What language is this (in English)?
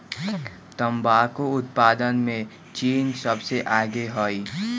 Magahi